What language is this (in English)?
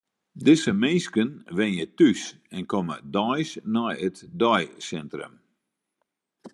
Western Frisian